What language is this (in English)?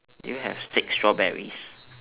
English